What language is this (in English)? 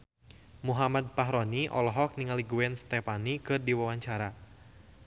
Sundanese